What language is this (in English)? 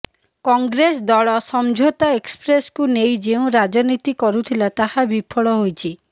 Odia